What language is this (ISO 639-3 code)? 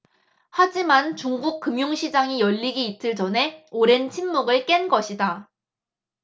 kor